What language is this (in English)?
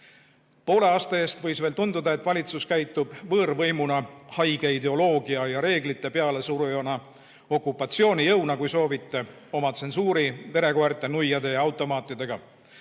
Estonian